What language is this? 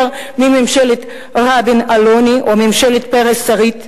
Hebrew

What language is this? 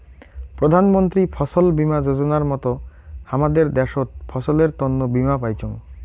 Bangla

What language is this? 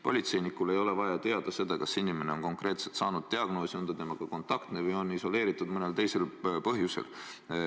Estonian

